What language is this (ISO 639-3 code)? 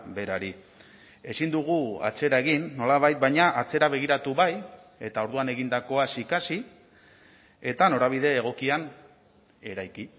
eus